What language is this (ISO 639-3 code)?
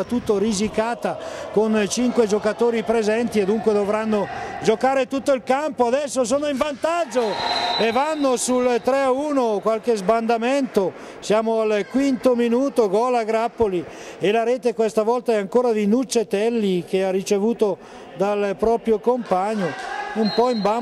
ita